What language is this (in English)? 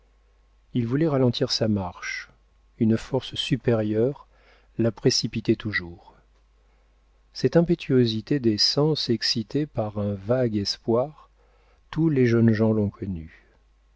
French